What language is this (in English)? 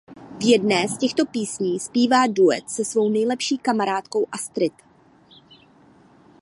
Czech